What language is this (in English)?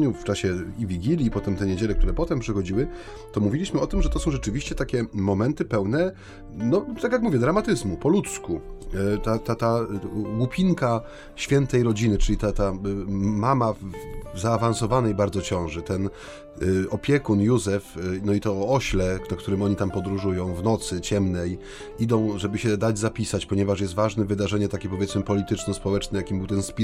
Polish